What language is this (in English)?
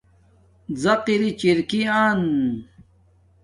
Domaaki